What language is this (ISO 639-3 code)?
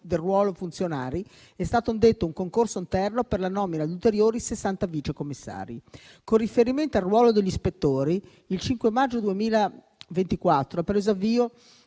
ita